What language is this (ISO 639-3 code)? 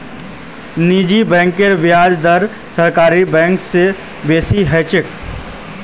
mag